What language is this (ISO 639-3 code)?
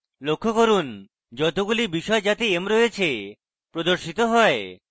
ben